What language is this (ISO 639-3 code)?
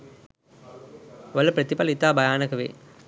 sin